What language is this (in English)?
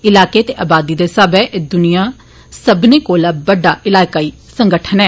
Dogri